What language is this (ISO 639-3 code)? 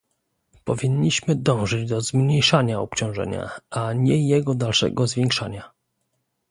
pol